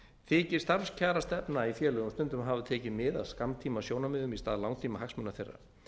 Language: Icelandic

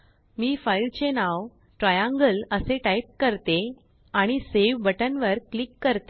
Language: Marathi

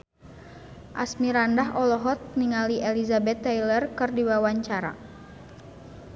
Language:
Sundanese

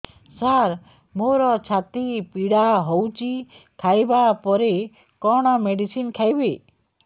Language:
Odia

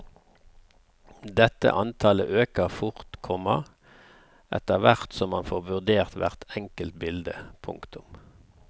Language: Norwegian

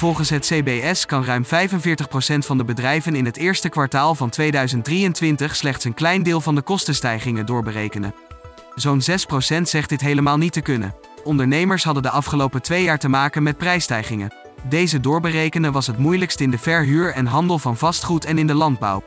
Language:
Dutch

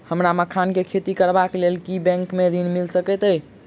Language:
Maithili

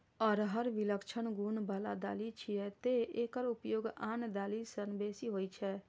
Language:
Maithili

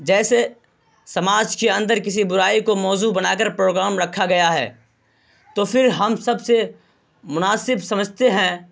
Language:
Urdu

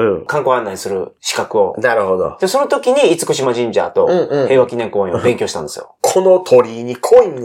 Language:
Japanese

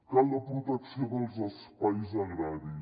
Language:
Catalan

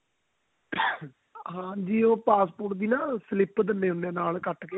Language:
Punjabi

